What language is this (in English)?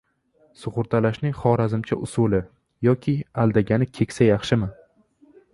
Uzbek